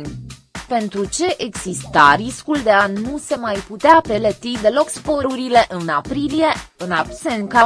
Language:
Romanian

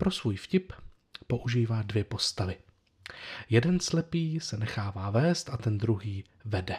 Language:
Czech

